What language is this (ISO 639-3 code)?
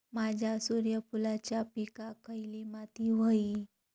mar